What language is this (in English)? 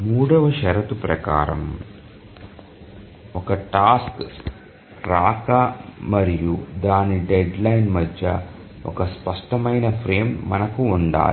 Telugu